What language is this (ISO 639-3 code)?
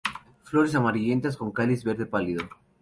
spa